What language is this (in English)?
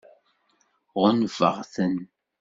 Kabyle